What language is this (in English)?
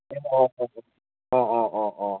Assamese